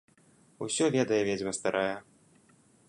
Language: Belarusian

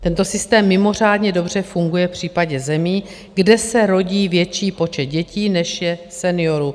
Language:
Czech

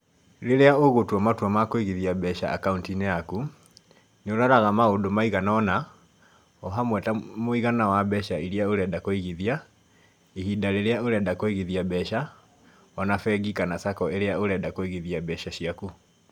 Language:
Kikuyu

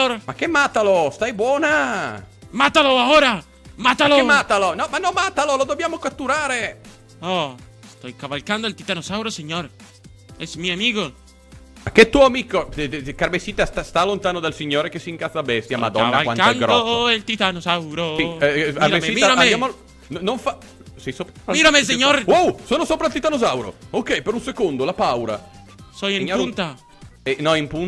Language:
Italian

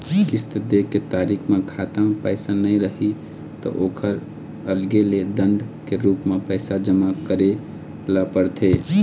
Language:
Chhattisgarhi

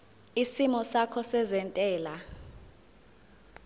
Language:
Zulu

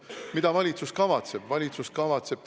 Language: Estonian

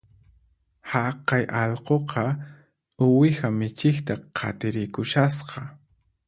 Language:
Puno Quechua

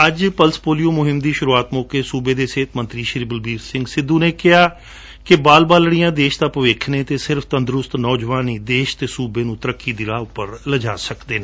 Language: Punjabi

